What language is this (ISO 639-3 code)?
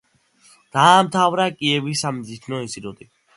kat